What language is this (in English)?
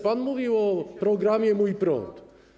Polish